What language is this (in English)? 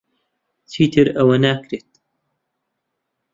Central Kurdish